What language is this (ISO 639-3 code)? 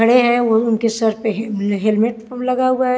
hin